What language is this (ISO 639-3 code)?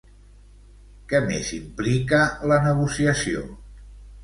cat